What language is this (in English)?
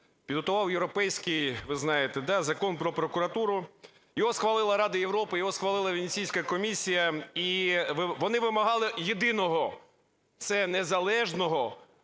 Ukrainian